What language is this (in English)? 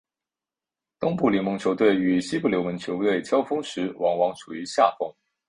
Chinese